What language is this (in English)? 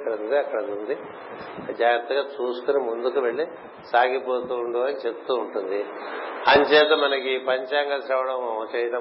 Telugu